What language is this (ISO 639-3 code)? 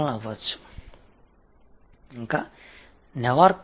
tam